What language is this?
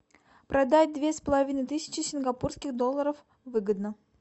Russian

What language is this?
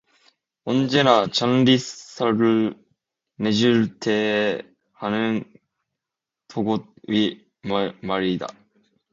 Korean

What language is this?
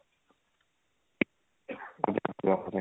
Punjabi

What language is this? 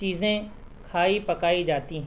Urdu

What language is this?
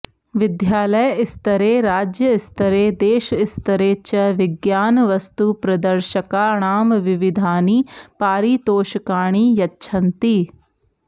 Sanskrit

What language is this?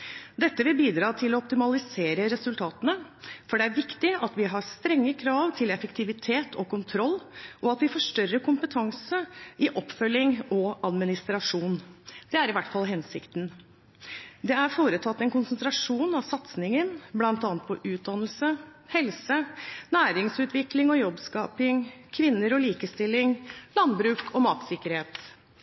Norwegian Bokmål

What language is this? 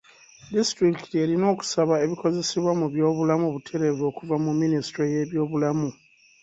Ganda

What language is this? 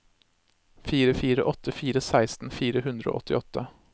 Norwegian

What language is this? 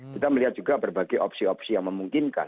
Indonesian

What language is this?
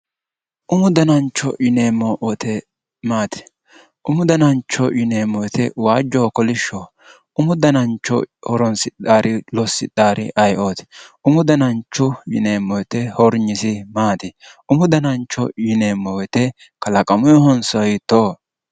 Sidamo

